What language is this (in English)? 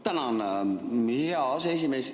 Estonian